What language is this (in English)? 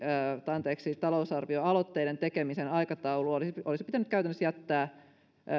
Finnish